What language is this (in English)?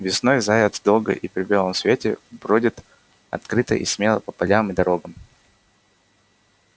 Russian